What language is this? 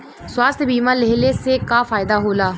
Bhojpuri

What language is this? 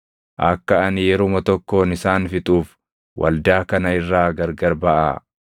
Oromo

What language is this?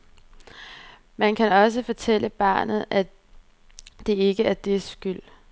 Danish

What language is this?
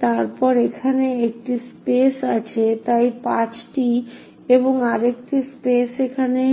Bangla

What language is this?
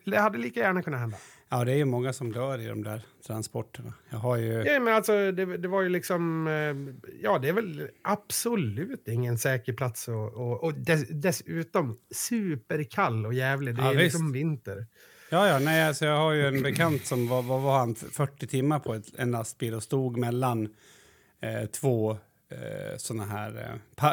Swedish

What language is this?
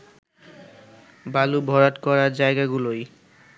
Bangla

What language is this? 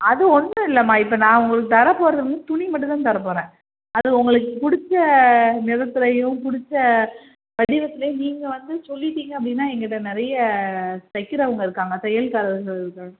Tamil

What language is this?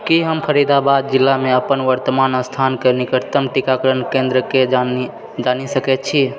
Maithili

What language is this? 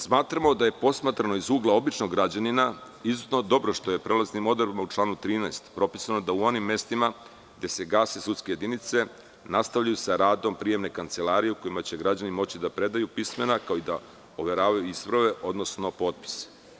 Serbian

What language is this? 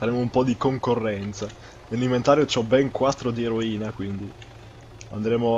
Italian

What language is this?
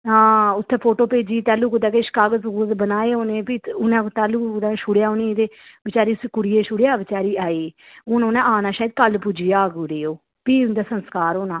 Dogri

